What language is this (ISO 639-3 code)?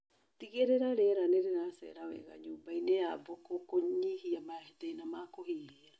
kik